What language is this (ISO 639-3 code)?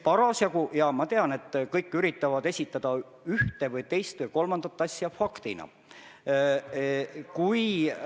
est